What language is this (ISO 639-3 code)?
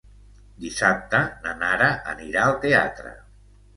cat